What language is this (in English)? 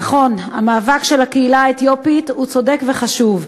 Hebrew